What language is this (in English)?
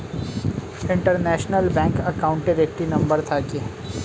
Bangla